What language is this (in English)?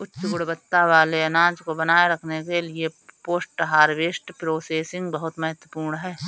Hindi